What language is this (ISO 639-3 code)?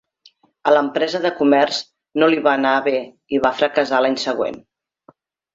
cat